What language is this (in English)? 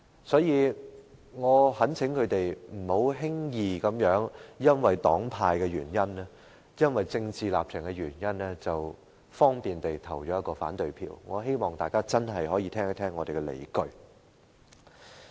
Cantonese